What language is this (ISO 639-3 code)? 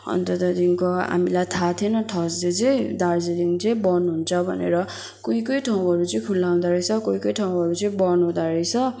nep